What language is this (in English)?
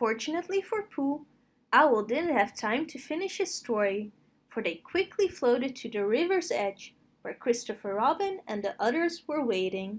English